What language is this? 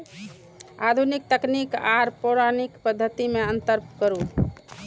Maithili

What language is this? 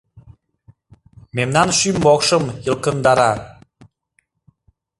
Mari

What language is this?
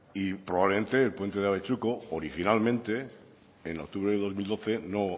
Spanish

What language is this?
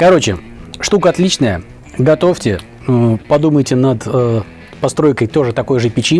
Russian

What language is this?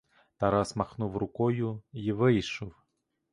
Ukrainian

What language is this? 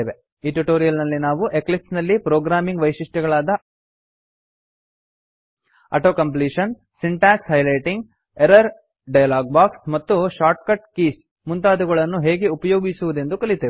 Kannada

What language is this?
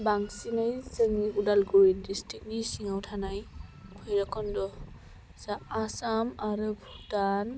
Bodo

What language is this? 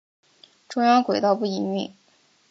Chinese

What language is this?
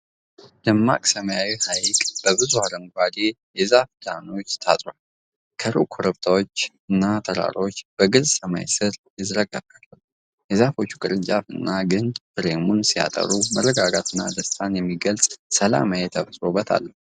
Amharic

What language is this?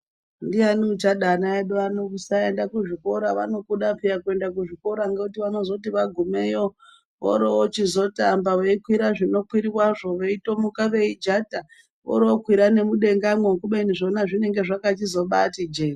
Ndau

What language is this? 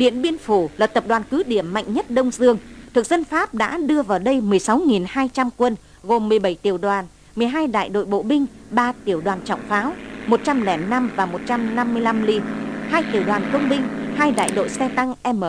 Vietnamese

